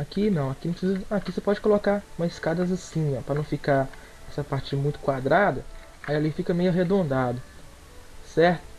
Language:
Portuguese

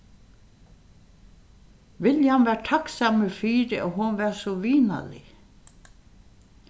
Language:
Faroese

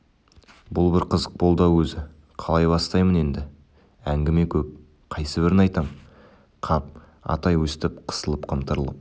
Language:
Kazakh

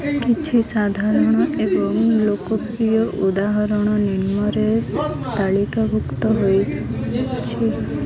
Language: Odia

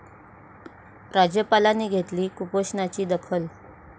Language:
Marathi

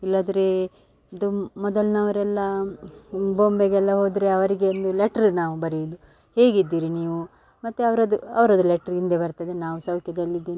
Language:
Kannada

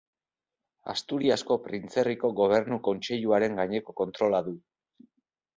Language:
Basque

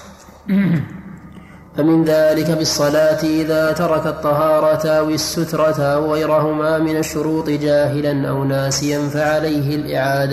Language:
Arabic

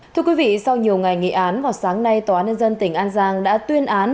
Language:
Vietnamese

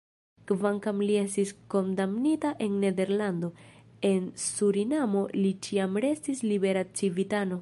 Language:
Esperanto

